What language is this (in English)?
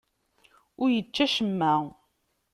Kabyle